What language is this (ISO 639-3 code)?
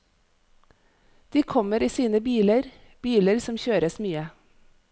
nor